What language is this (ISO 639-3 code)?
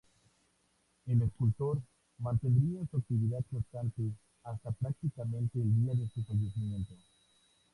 spa